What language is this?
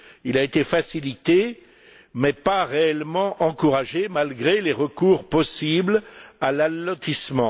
French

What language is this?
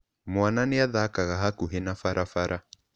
Kikuyu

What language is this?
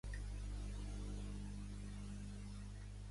Catalan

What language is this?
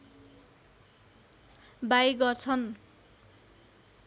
Nepali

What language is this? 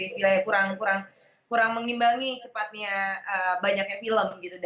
Indonesian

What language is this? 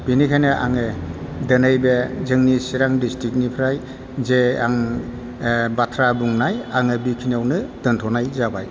Bodo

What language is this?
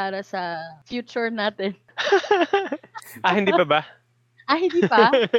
Filipino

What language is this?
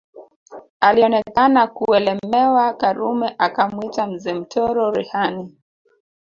Swahili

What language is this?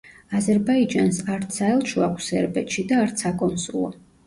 Georgian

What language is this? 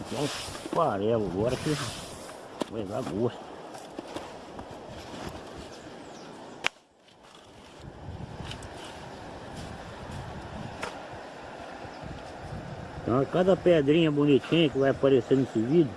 Portuguese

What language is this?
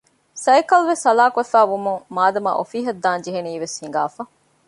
Divehi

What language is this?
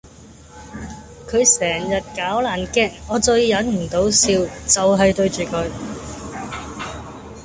Cantonese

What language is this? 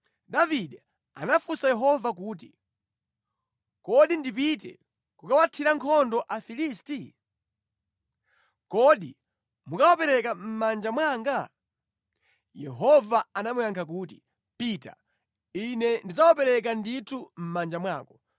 Nyanja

